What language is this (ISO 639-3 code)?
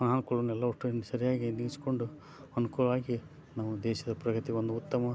kan